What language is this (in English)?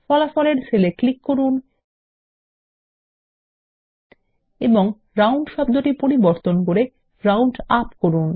Bangla